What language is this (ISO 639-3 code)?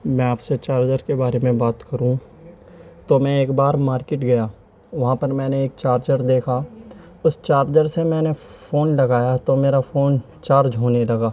urd